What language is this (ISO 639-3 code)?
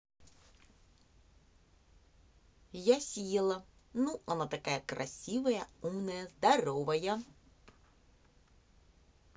rus